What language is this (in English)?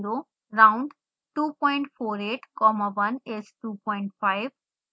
Hindi